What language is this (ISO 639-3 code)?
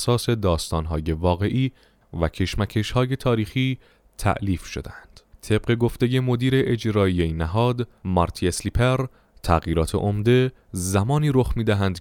fas